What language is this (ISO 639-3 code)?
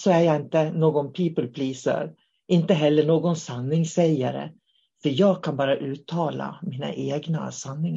swe